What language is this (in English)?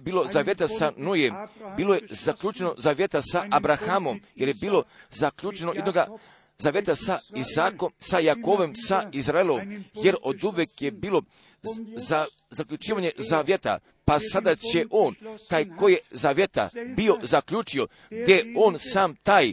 Croatian